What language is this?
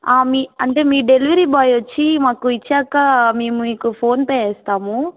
Telugu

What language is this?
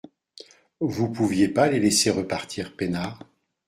French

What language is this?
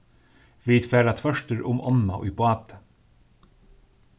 Faroese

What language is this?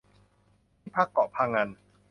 Thai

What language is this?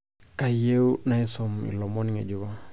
Masai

